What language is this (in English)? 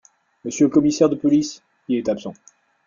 French